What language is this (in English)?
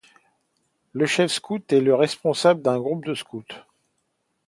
French